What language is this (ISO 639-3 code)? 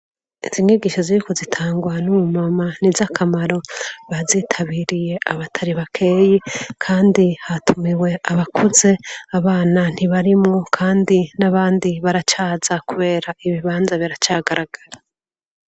run